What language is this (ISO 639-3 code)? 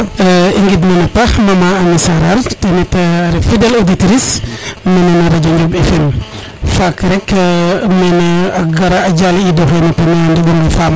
srr